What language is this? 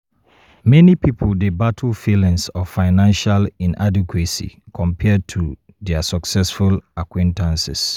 Nigerian Pidgin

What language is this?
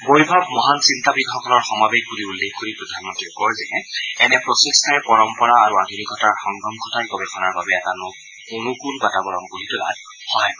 Assamese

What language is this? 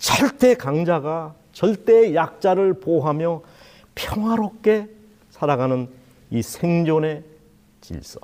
Korean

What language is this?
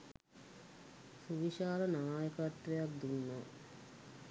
Sinhala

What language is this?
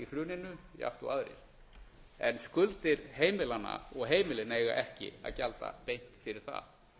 Icelandic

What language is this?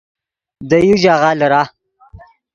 Yidgha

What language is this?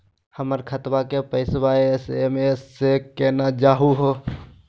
Magahi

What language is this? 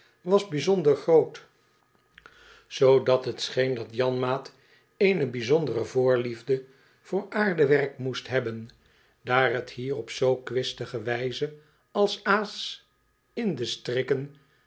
Dutch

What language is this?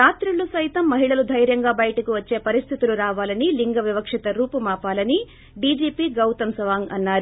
Telugu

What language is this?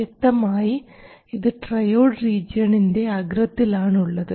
Malayalam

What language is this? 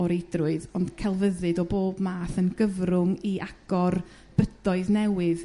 Welsh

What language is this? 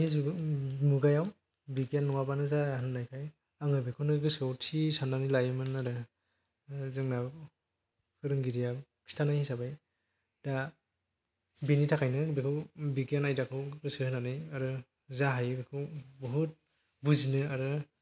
Bodo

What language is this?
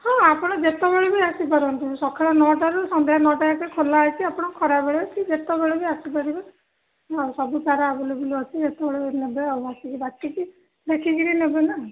Odia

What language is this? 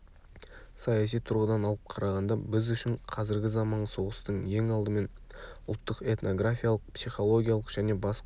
Kazakh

